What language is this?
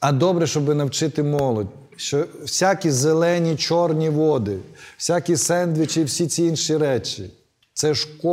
Ukrainian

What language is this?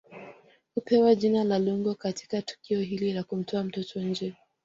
Swahili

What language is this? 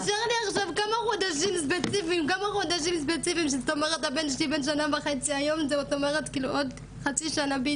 Hebrew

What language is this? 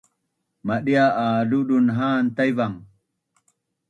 Bunun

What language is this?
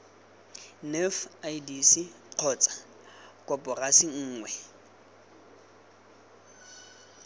Tswana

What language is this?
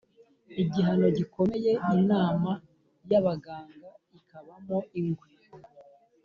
Kinyarwanda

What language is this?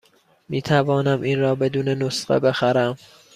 Persian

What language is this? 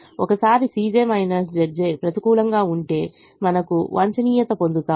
Telugu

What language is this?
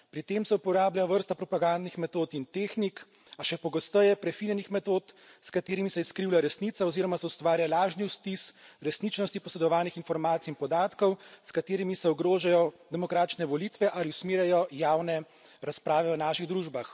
Slovenian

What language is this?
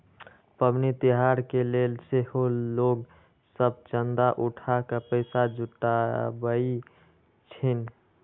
Magahi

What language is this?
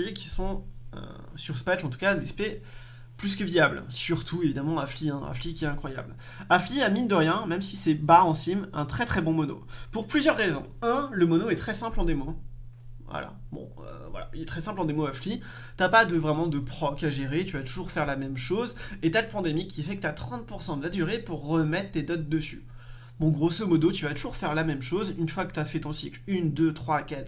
French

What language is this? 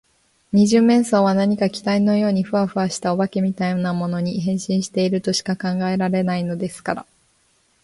Japanese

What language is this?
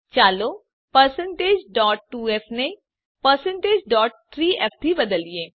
Gujarati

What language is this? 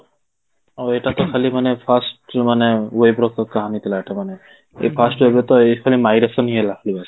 Odia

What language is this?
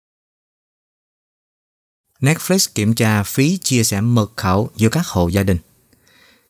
Vietnamese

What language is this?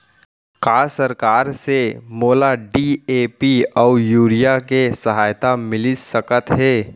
Chhattisgarhi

